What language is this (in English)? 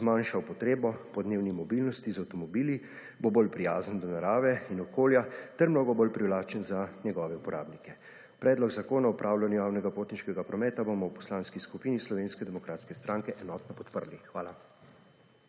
Slovenian